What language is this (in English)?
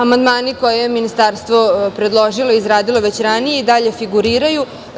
Serbian